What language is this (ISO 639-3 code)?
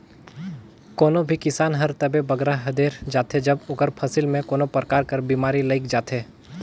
hne